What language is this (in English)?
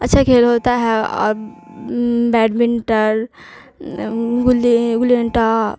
Urdu